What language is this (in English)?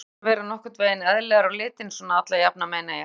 Icelandic